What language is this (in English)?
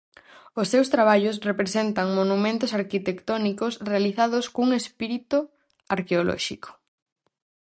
Galician